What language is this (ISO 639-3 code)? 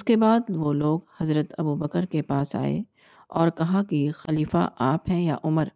urd